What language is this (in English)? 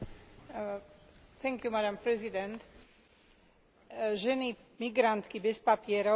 Slovak